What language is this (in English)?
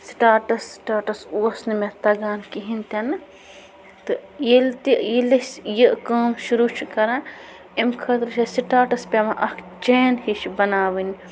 Kashmiri